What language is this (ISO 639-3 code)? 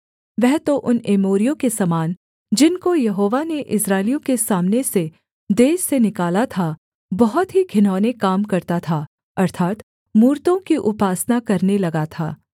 hin